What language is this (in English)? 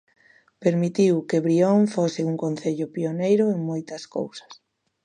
Galician